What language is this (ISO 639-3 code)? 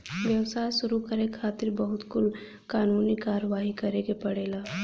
bho